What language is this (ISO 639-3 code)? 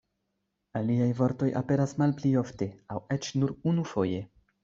epo